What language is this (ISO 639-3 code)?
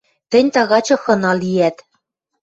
mrj